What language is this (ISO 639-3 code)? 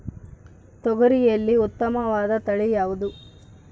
kan